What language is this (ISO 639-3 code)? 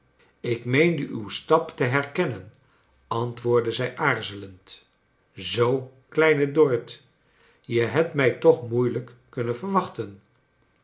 nld